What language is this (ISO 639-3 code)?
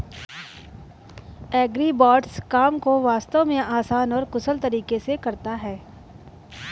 hin